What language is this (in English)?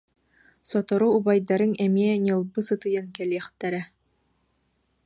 Yakut